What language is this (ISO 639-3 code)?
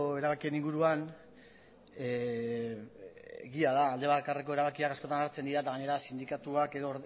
eus